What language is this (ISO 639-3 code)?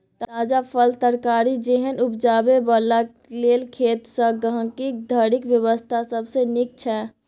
mai